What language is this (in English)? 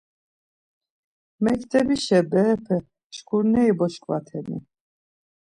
Laz